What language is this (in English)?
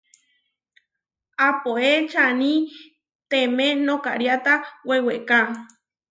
Huarijio